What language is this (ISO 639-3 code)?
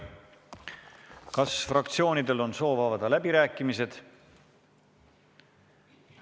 est